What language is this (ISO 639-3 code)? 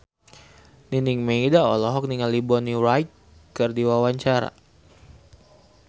sun